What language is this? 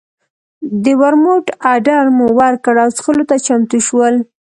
Pashto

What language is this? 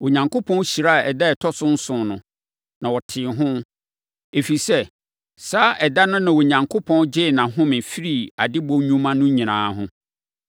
Akan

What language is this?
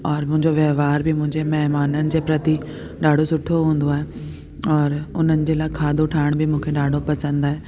Sindhi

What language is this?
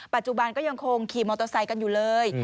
Thai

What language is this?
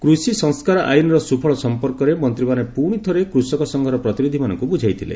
Odia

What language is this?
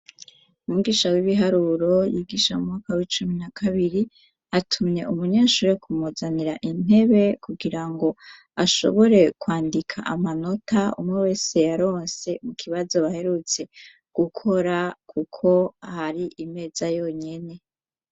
Rundi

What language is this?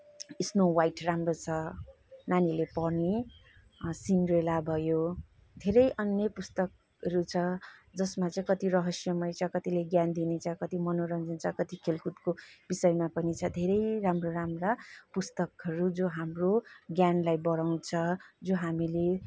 Nepali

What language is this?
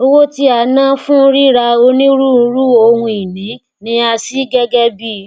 Yoruba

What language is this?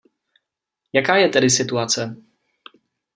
Czech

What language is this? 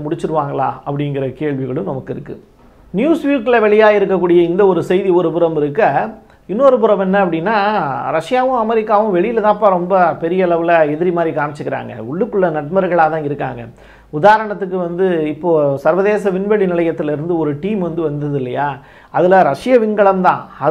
Tamil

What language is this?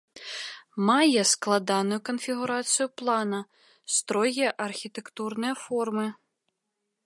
Belarusian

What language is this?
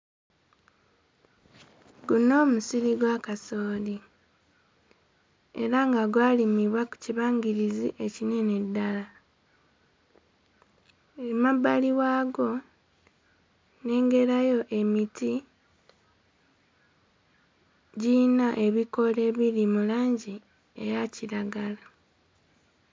Ganda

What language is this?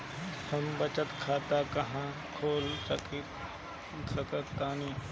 Bhojpuri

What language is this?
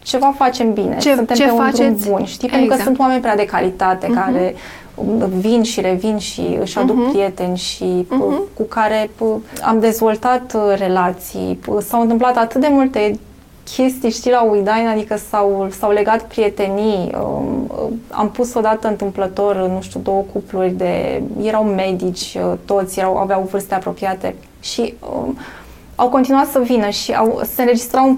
Romanian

